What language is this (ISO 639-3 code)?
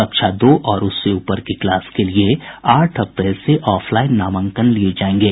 hin